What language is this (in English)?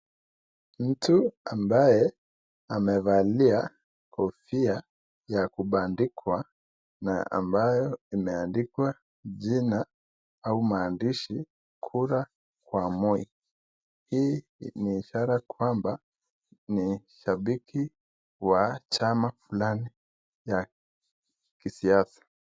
Swahili